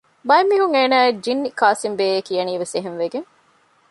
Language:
Divehi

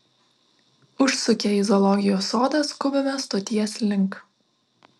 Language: Lithuanian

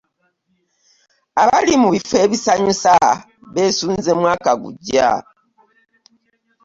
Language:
Ganda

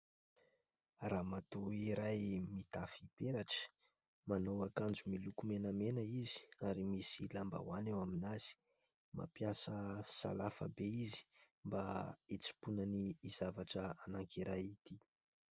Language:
Malagasy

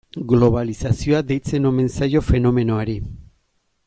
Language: Basque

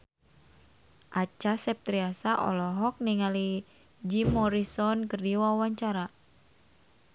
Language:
Sundanese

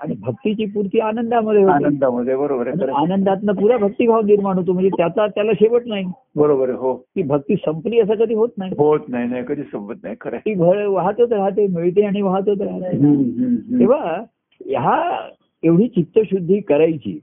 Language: Marathi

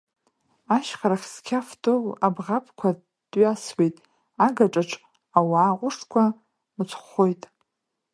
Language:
Abkhazian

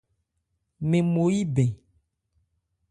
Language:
Ebrié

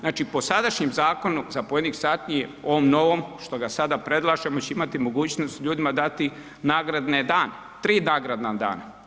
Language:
Croatian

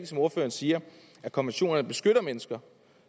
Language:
Danish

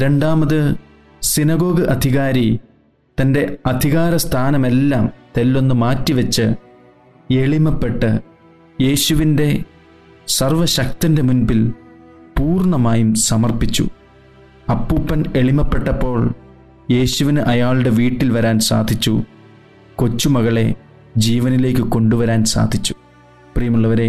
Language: Malayalam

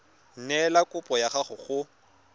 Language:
Tswana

